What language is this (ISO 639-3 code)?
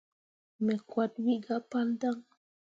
mua